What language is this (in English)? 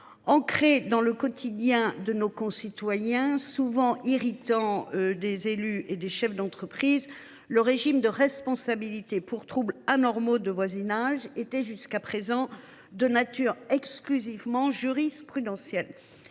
French